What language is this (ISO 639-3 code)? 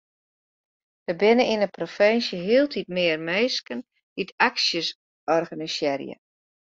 fry